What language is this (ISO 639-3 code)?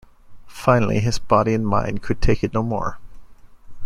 eng